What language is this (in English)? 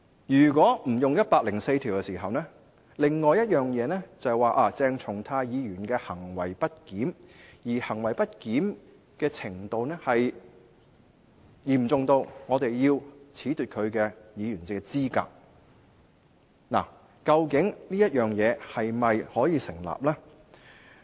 Cantonese